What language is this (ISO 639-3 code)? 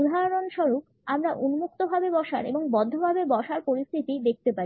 ben